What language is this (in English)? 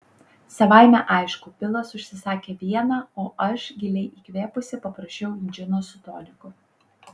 Lithuanian